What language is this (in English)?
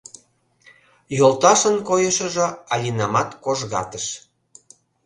Mari